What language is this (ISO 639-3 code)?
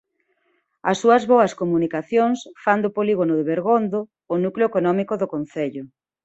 glg